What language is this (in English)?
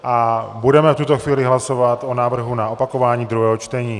Czech